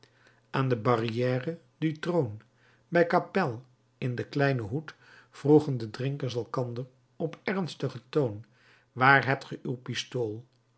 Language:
Dutch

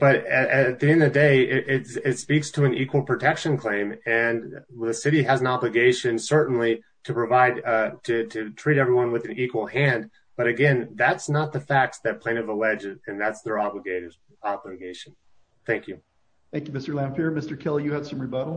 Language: English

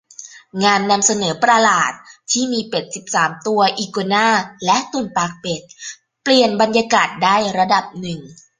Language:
Thai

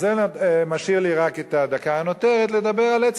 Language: Hebrew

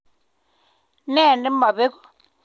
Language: Kalenjin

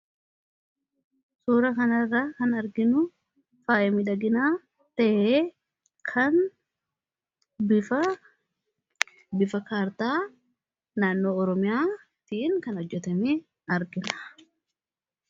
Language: Oromo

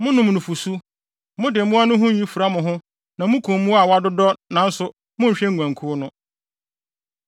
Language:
Akan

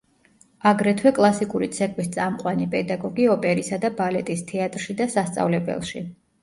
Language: Georgian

